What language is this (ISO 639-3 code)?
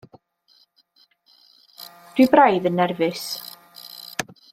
cym